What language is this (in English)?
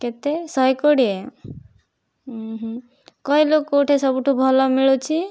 Odia